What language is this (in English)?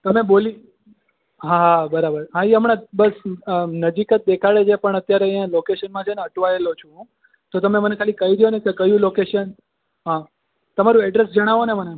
Gujarati